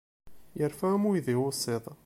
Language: Kabyle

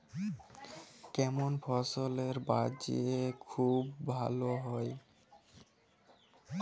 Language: Bangla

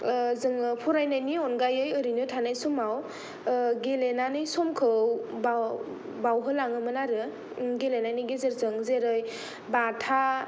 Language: Bodo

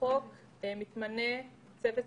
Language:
Hebrew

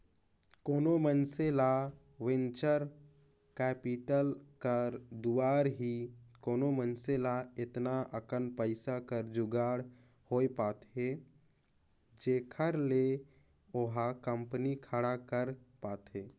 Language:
Chhattisgarhi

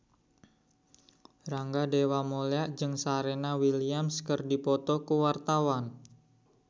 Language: Sundanese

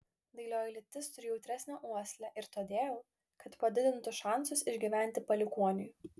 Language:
Lithuanian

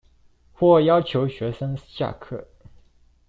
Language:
Chinese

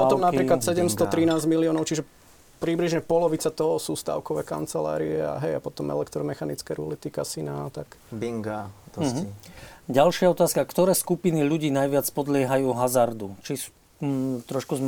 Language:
Slovak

